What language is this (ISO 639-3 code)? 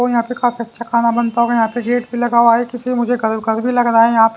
hin